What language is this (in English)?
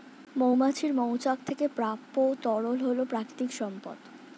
Bangla